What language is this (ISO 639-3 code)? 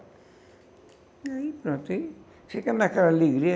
por